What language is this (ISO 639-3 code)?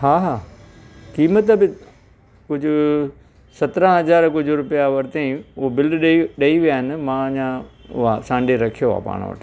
snd